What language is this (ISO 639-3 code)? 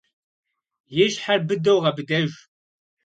kbd